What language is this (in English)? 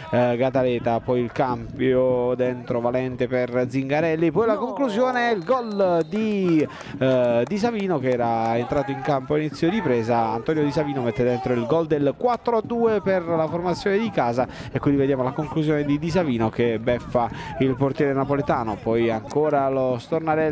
Italian